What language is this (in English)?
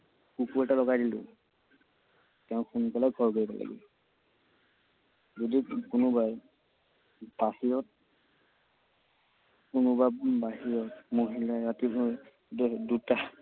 Assamese